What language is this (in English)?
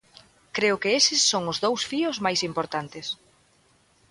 Galician